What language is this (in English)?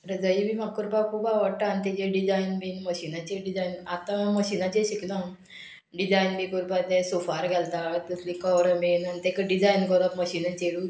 Konkani